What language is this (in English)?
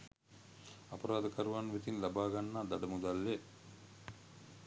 Sinhala